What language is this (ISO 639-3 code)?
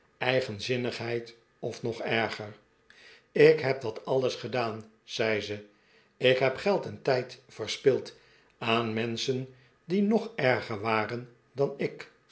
nld